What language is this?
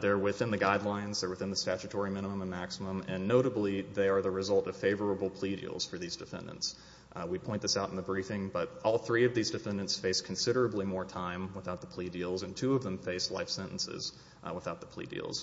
English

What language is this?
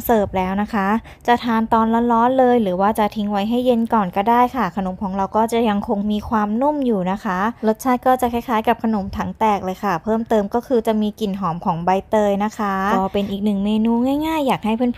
Thai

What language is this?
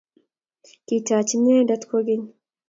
Kalenjin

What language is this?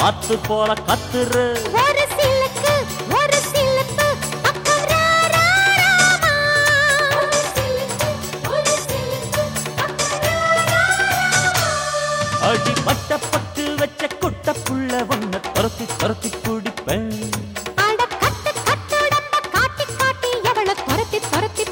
Tamil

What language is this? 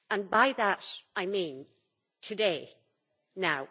English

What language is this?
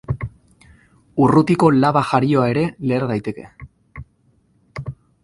Basque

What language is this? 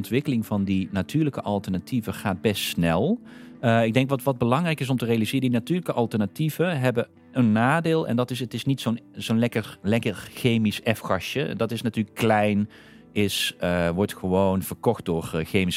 Dutch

